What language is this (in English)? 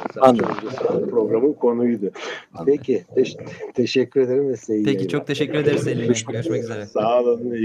Turkish